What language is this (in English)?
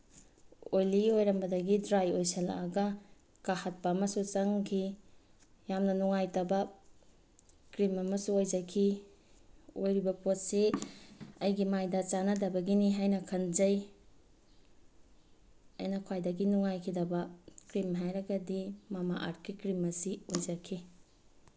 Manipuri